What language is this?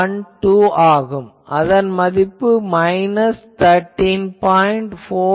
Tamil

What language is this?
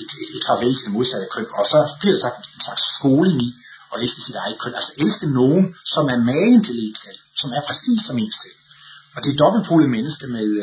Danish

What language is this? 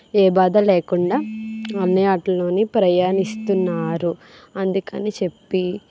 Telugu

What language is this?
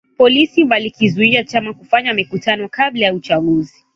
Swahili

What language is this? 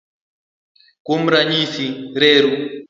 Luo (Kenya and Tanzania)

